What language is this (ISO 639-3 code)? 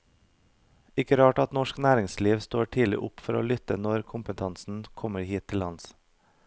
nor